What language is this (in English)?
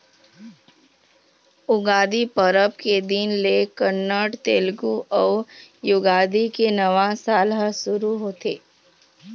Chhattisgarhi